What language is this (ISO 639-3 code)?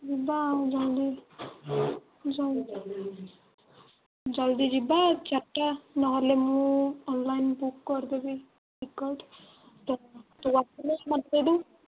ori